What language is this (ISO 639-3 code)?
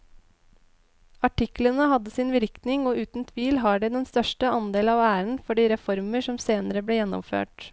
nor